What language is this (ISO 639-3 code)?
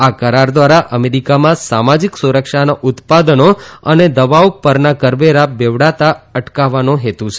guj